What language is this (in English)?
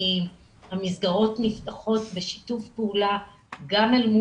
Hebrew